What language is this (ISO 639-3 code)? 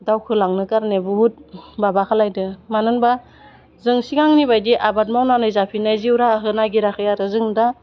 brx